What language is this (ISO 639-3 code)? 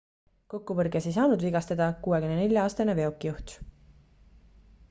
est